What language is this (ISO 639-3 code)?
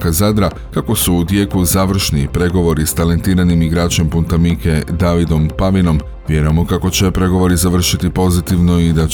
hrv